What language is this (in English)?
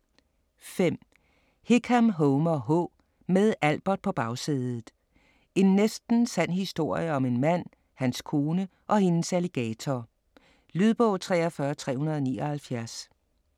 Danish